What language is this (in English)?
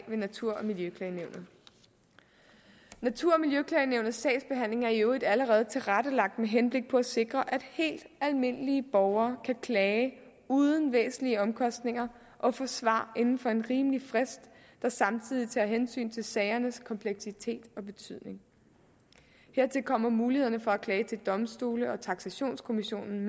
Danish